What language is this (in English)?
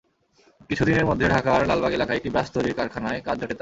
Bangla